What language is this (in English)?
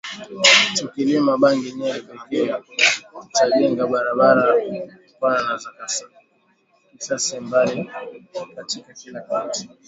Swahili